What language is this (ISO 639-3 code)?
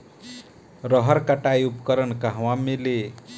bho